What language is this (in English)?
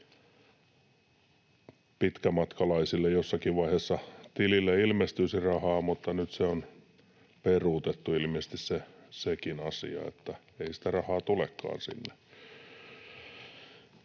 Finnish